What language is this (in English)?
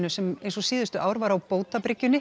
Icelandic